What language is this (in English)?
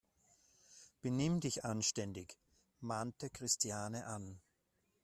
German